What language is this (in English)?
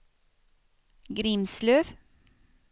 Swedish